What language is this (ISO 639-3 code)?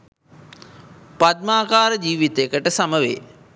sin